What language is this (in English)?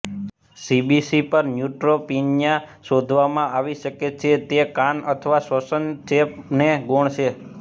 Gujarati